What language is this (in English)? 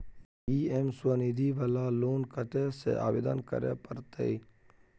Maithili